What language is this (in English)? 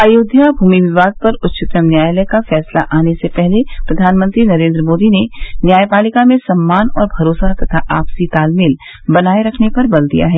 Hindi